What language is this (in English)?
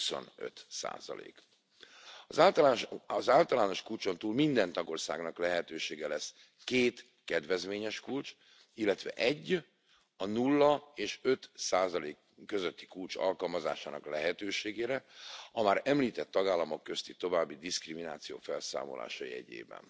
Hungarian